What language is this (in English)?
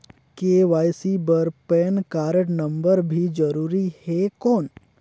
Chhattisgarhi